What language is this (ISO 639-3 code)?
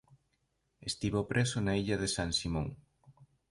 glg